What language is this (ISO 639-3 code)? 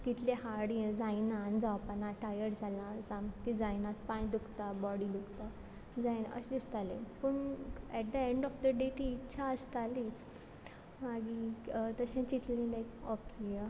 kok